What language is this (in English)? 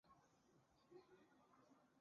Chinese